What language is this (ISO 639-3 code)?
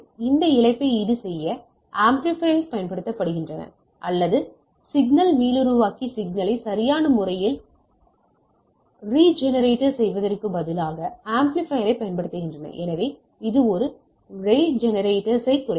tam